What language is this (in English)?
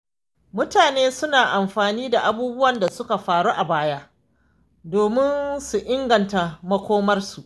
Hausa